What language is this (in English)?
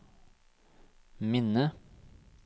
Norwegian